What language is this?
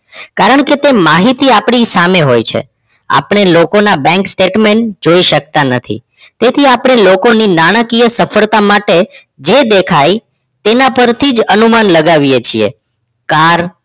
Gujarati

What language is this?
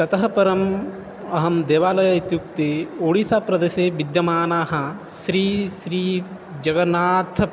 Sanskrit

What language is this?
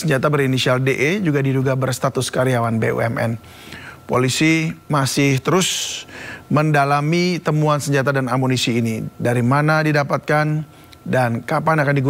Indonesian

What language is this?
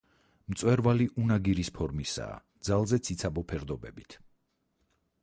Georgian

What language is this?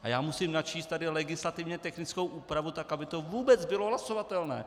Czech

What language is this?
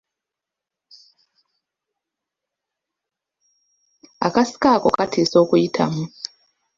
Ganda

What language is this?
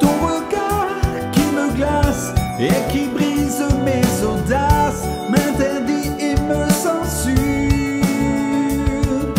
French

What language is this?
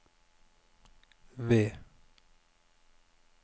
Norwegian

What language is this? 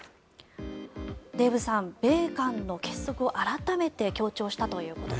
Japanese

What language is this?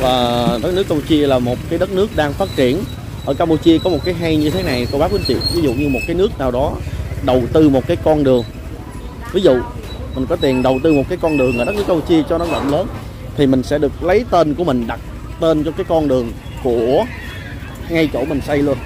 Vietnamese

